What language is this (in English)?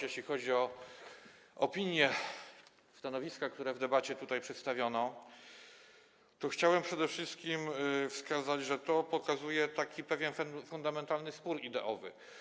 Polish